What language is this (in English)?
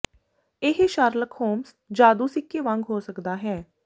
Punjabi